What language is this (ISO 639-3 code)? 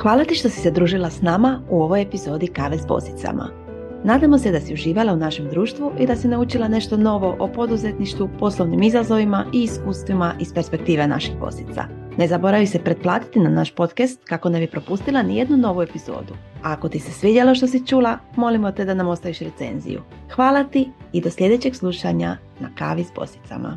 hrv